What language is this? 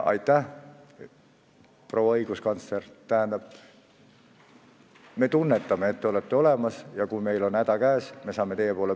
Estonian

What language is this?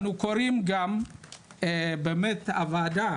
Hebrew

